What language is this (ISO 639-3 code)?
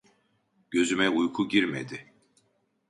tur